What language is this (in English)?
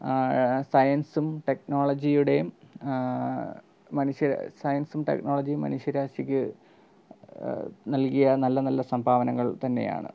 Malayalam